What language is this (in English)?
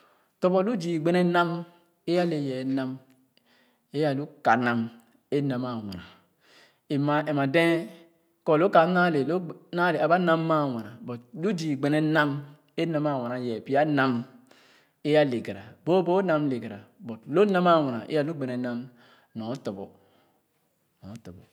Khana